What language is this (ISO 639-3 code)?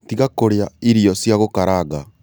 kik